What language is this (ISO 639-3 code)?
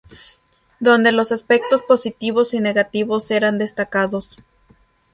spa